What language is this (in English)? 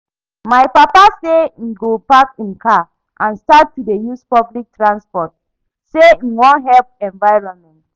Nigerian Pidgin